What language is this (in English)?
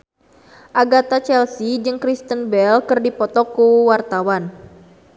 Sundanese